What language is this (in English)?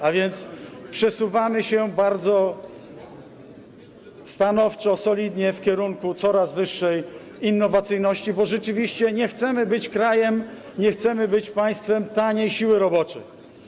Polish